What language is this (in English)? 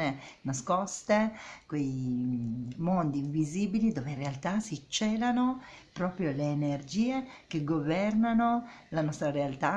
Italian